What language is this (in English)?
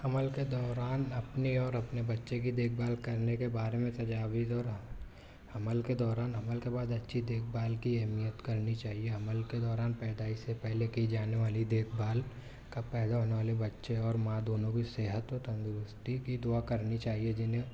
Urdu